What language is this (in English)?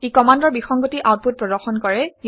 Assamese